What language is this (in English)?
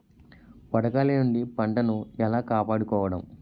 Telugu